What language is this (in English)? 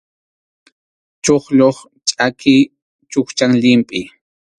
Arequipa-La Unión Quechua